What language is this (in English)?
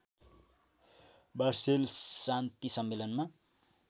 Nepali